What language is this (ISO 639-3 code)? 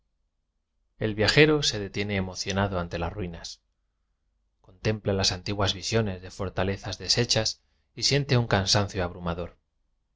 spa